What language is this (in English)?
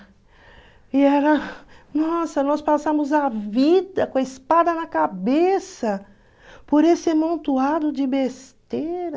Portuguese